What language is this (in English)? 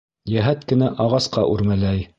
Bashkir